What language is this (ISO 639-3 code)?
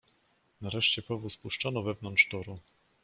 pol